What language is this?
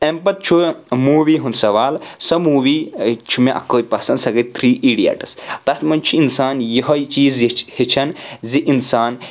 Kashmiri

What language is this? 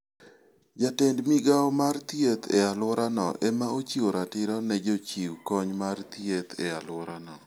Luo (Kenya and Tanzania)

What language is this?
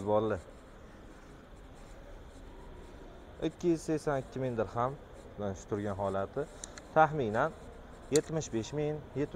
Turkish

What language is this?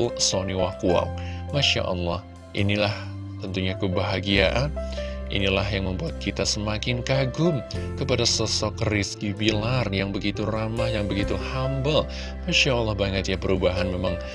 Indonesian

